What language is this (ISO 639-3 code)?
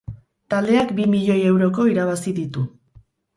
eus